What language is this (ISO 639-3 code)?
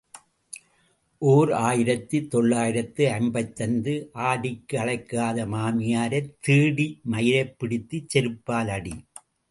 tam